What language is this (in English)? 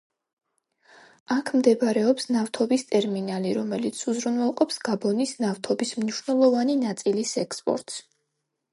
Georgian